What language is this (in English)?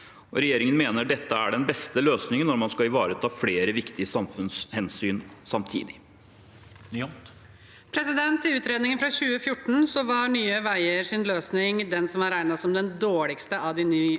Norwegian